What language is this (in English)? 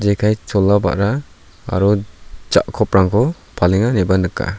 Garo